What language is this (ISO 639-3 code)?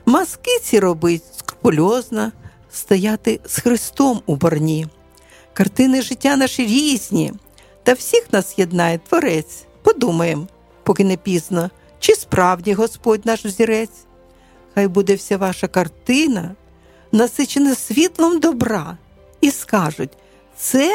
ukr